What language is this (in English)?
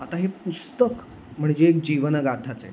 Marathi